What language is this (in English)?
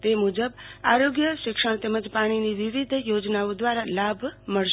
Gujarati